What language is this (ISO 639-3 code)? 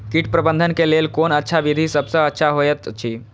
mai